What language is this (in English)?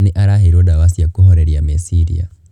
Kikuyu